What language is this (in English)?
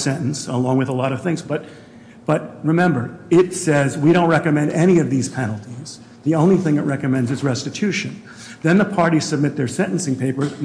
English